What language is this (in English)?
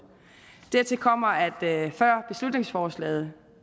Danish